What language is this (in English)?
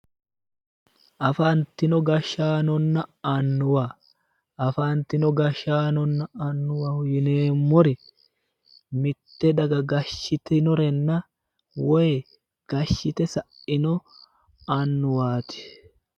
Sidamo